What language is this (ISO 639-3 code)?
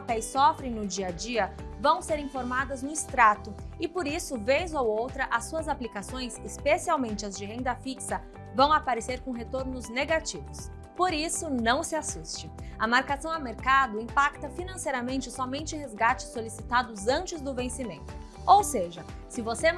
por